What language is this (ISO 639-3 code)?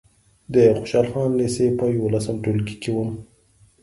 pus